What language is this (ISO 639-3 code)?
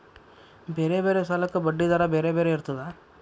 kan